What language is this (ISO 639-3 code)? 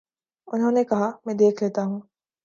urd